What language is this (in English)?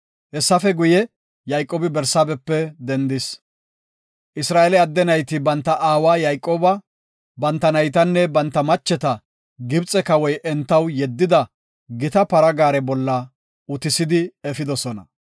Gofa